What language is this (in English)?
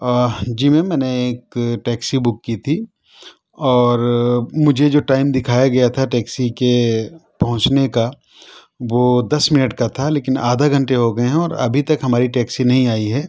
Urdu